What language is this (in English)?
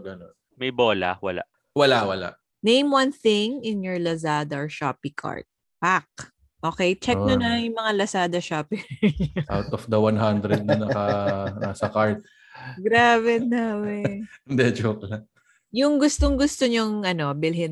Filipino